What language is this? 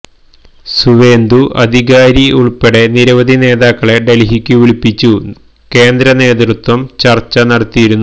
Malayalam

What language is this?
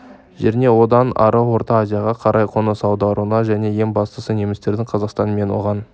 Kazakh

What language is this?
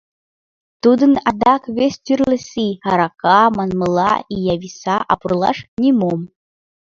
Mari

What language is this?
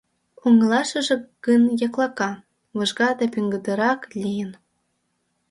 Mari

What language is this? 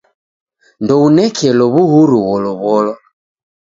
Taita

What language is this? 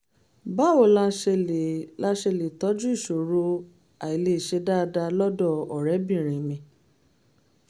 Yoruba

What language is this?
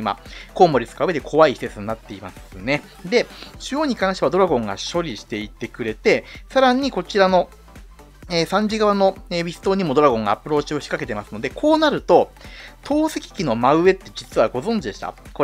Japanese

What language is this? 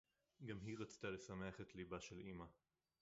Hebrew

